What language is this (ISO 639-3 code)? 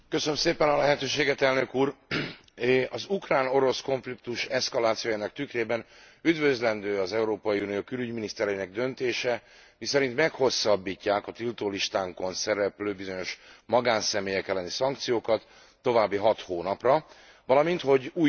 hun